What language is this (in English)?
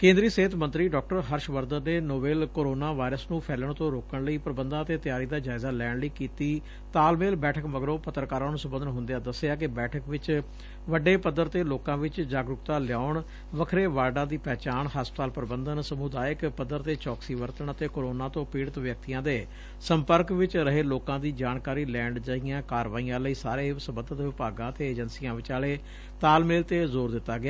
Punjabi